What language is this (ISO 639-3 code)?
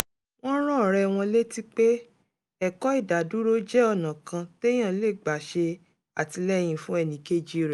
yor